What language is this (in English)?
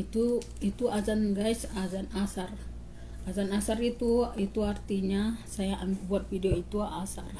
Indonesian